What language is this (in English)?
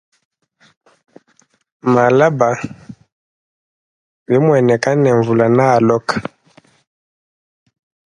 Luba-Lulua